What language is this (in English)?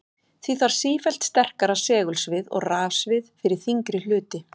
Icelandic